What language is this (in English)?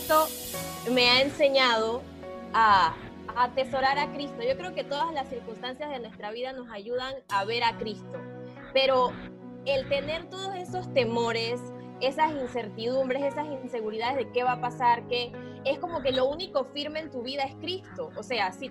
Spanish